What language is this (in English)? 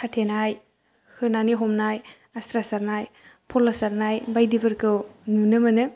Bodo